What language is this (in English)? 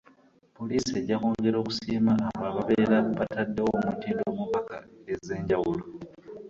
Ganda